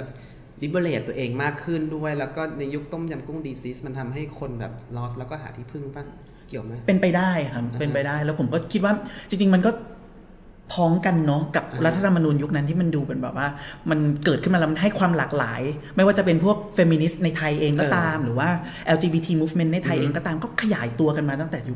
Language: Thai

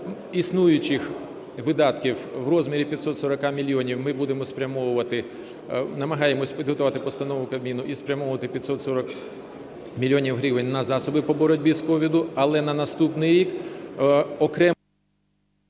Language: Ukrainian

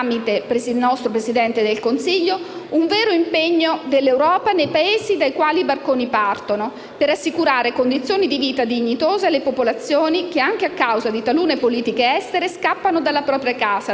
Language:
Italian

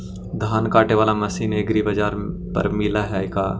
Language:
Magahi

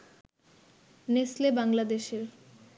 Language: Bangla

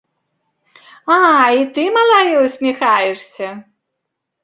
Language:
Belarusian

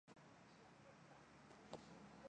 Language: Chinese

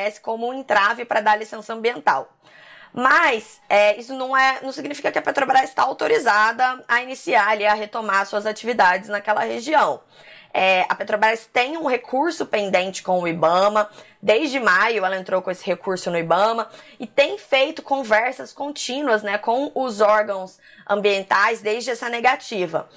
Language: Portuguese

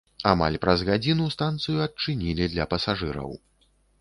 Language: Belarusian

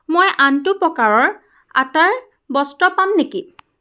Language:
Assamese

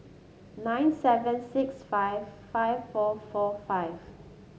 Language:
English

